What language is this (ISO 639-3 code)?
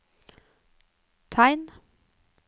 nor